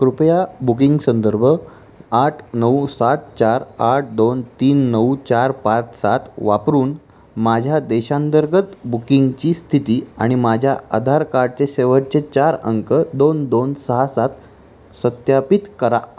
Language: Marathi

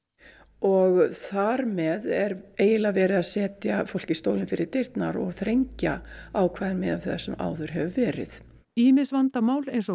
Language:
Icelandic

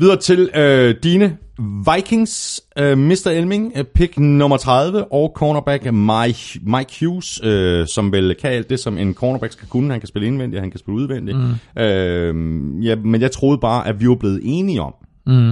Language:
Danish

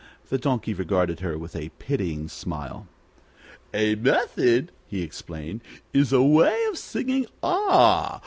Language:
English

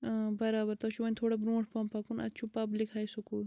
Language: Kashmiri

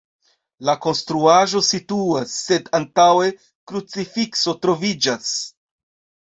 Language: Esperanto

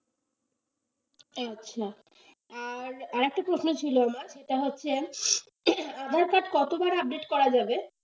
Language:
Bangla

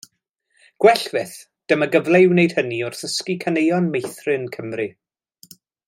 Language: Welsh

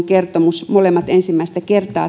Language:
Finnish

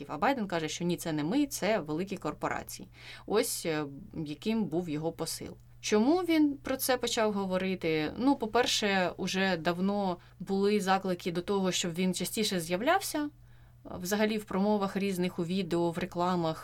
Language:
Ukrainian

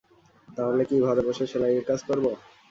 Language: Bangla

